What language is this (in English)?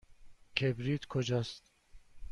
Persian